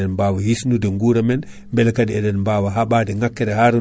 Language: Fula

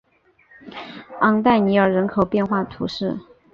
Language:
Chinese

